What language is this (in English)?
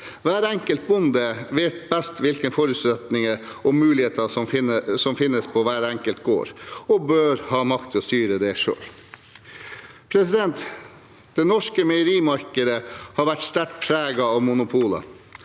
Norwegian